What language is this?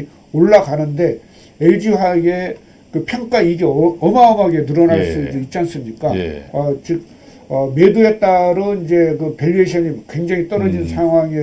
Korean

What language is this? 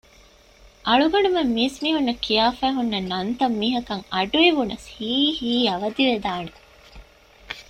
Divehi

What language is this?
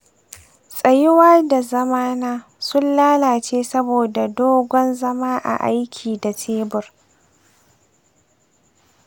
Hausa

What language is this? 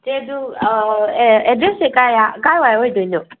Manipuri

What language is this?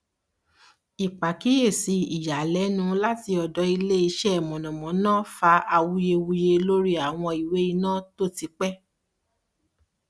Yoruba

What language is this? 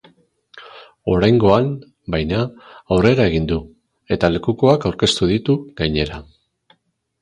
Basque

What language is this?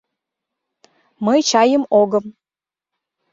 Mari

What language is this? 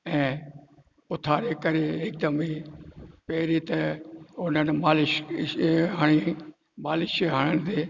Sindhi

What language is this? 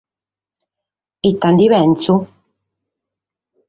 Sardinian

